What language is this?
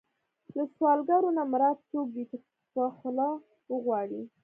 Pashto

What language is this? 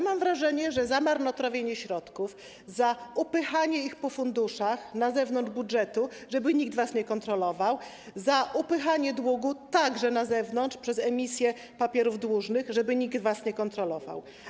Polish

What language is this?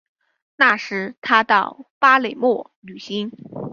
Chinese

